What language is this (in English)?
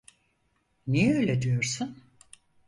Turkish